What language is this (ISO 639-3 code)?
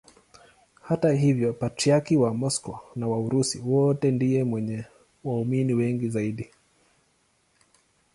swa